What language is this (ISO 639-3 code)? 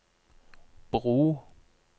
nor